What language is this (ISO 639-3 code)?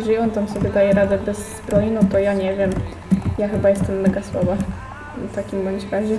pol